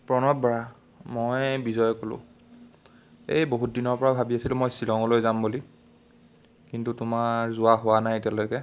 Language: Assamese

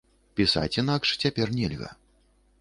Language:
Belarusian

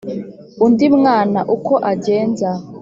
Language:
Kinyarwanda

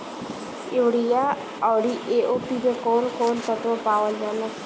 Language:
Bhojpuri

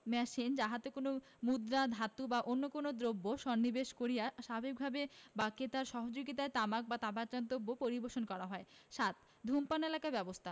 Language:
Bangla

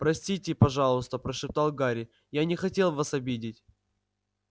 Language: Russian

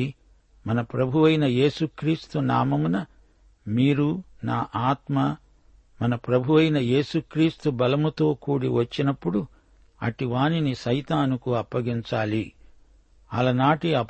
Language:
Telugu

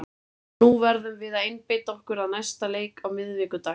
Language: Icelandic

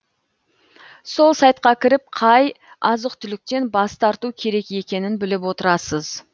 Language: Kazakh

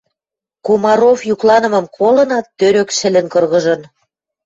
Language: Western Mari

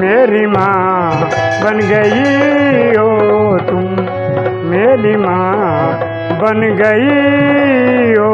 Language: Hindi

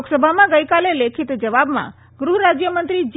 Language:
Gujarati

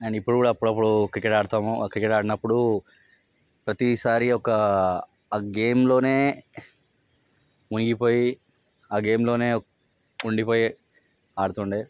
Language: Telugu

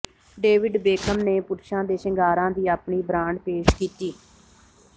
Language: Punjabi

